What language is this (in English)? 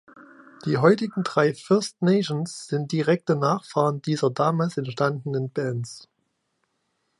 German